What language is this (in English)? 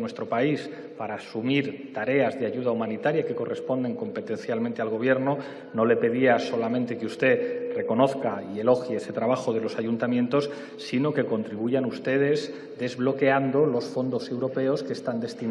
Spanish